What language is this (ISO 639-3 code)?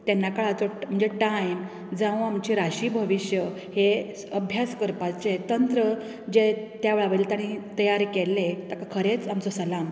kok